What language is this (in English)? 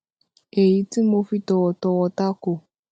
Yoruba